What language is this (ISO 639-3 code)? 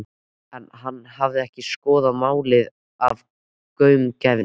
isl